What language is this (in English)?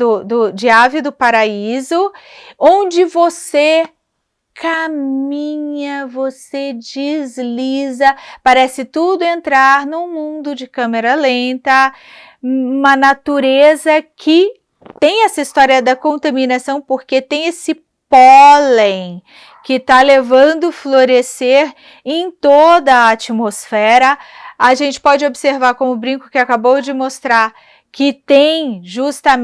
Portuguese